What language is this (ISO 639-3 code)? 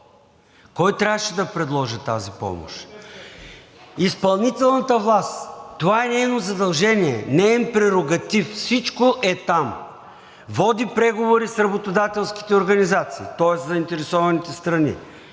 bul